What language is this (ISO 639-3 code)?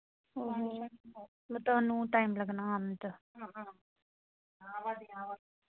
doi